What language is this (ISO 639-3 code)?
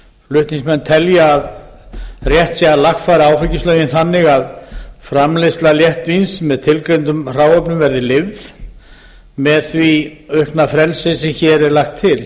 isl